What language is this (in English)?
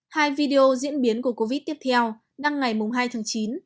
Vietnamese